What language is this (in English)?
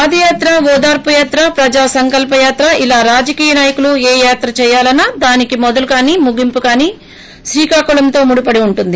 Telugu